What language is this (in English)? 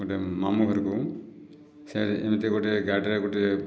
Odia